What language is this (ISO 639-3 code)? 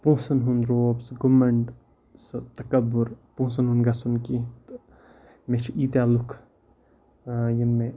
kas